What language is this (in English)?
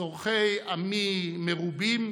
Hebrew